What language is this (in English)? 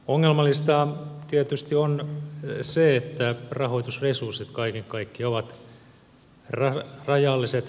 Finnish